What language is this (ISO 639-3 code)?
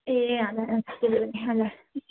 nep